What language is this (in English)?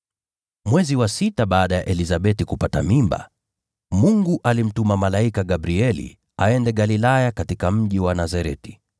Swahili